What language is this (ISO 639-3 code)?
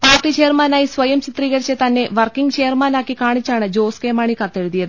mal